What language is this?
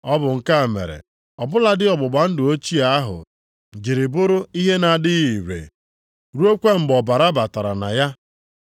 Igbo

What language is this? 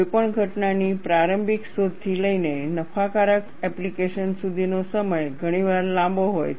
Gujarati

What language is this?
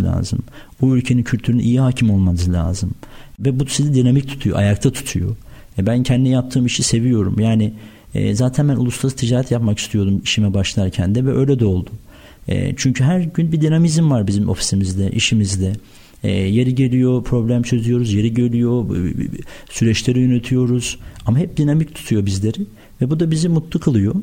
Turkish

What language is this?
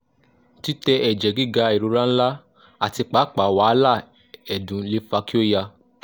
Yoruba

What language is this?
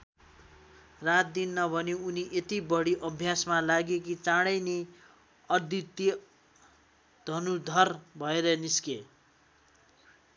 Nepali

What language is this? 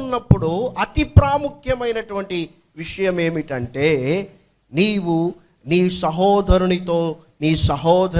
English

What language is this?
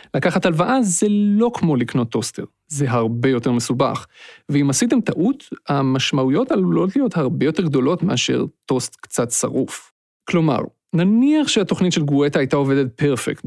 Hebrew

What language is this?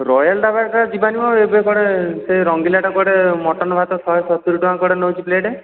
Odia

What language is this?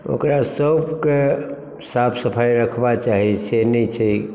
Maithili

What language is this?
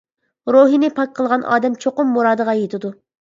Uyghur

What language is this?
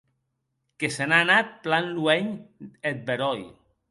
Occitan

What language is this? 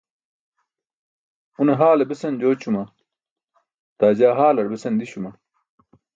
Burushaski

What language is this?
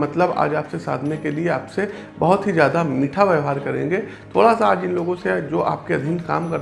Hindi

